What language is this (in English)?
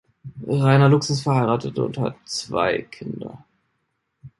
German